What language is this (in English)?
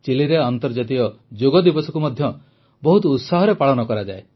Odia